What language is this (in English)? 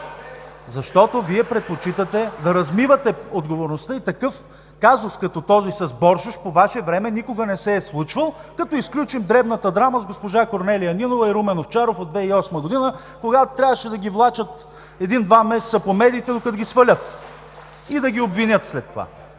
Bulgarian